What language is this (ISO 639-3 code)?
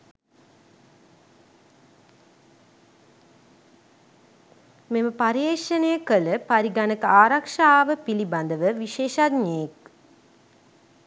sin